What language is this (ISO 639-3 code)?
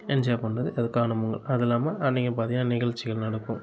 tam